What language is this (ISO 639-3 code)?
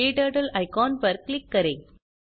hin